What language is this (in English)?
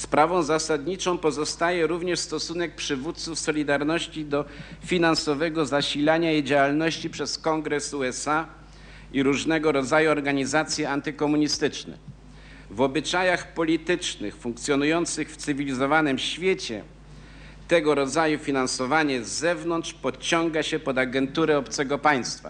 Polish